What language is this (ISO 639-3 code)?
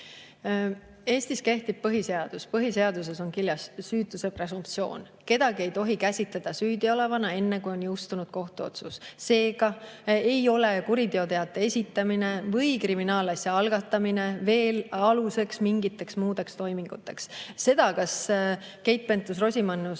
est